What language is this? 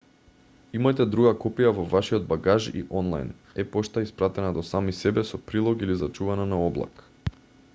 Macedonian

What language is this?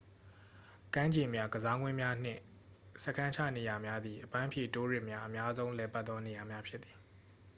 Burmese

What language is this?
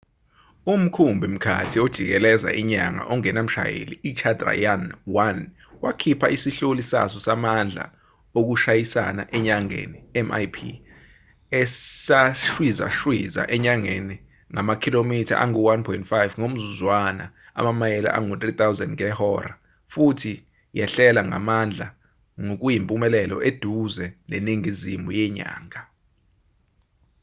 Zulu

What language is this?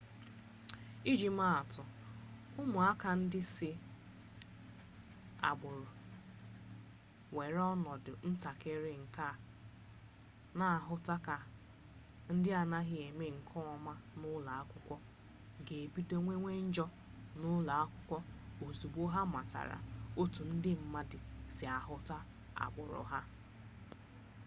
Igbo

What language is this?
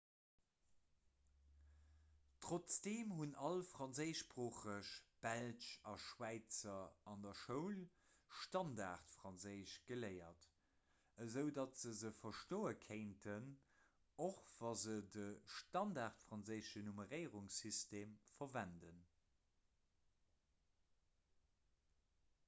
Luxembourgish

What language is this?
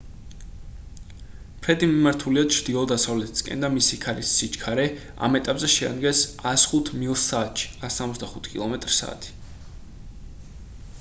Georgian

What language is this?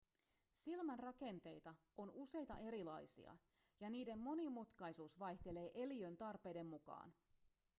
Finnish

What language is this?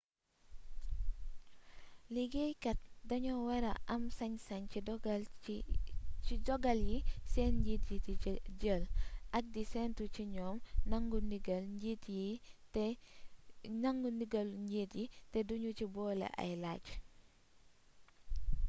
Wolof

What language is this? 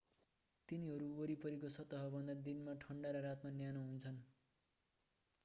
Nepali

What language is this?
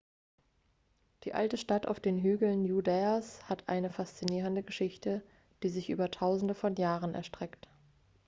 German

